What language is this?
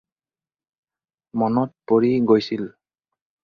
Assamese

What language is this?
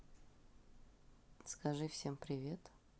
Russian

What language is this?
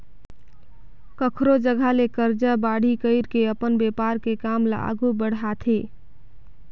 Chhattisgarhi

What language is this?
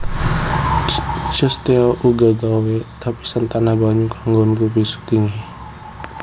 Javanese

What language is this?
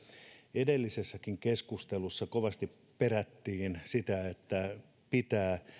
Finnish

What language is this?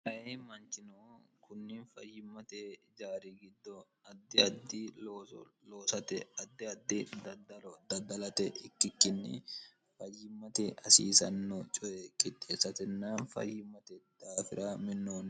Sidamo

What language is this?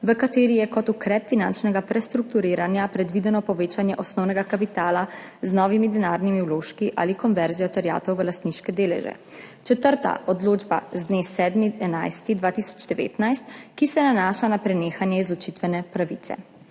Slovenian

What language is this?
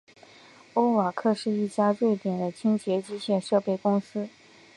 Chinese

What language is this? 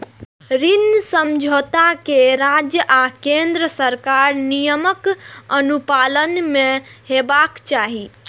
Maithili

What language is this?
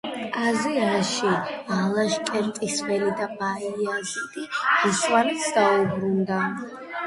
Georgian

